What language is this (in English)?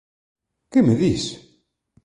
Galician